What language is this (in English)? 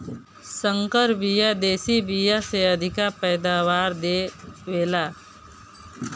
Bhojpuri